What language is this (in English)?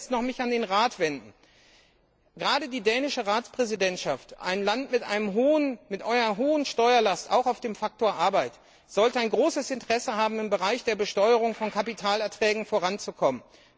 German